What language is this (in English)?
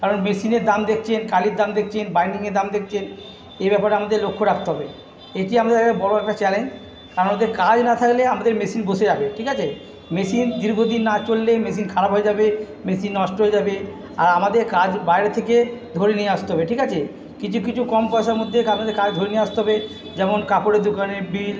Bangla